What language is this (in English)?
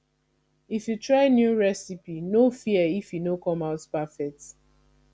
Nigerian Pidgin